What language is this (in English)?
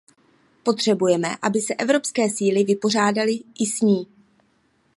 Czech